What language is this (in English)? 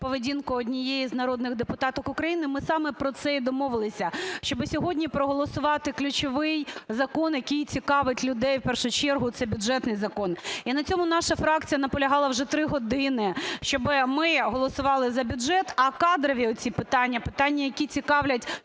Ukrainian